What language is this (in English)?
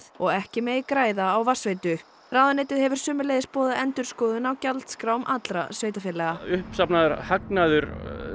Icelandic